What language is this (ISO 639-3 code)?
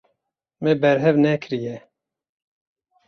kur